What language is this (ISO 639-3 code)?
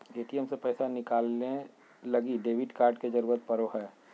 mag